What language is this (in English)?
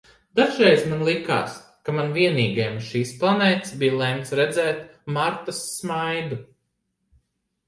Latvian